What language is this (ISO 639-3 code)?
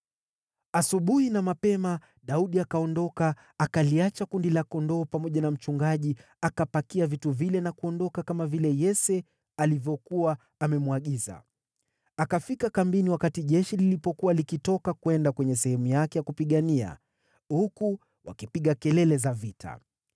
swa